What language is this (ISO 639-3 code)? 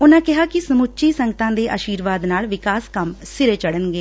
pan